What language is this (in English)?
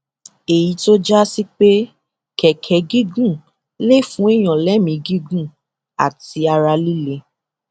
Yoruba